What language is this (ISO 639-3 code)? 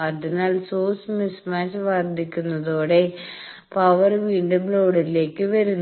mal